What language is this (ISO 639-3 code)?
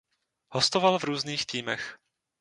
ces